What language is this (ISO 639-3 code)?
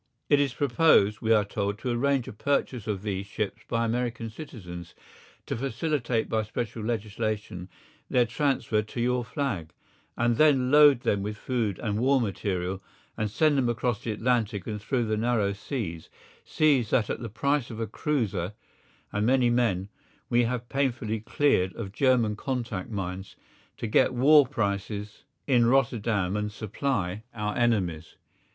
eng